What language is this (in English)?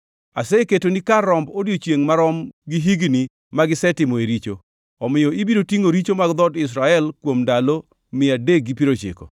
Luo (Kenya and Tanzania)